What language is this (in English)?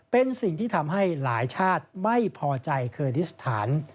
Thai